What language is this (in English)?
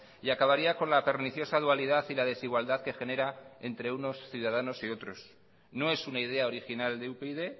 Spanish